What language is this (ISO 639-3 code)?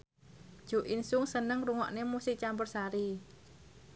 jav